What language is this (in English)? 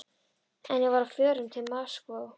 Icelandic